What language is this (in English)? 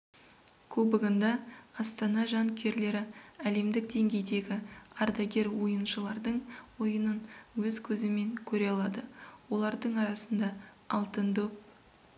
Kazakh